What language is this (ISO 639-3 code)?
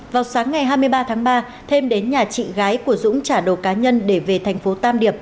vie